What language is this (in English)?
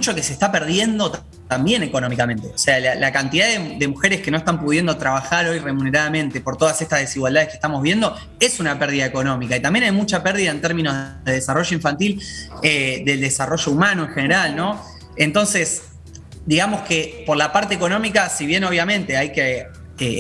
Spanish